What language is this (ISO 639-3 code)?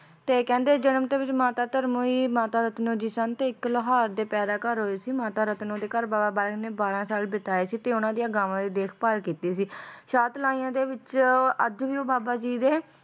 pan